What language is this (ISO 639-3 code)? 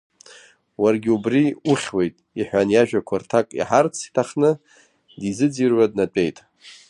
abk